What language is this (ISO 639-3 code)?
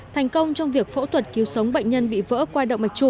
vie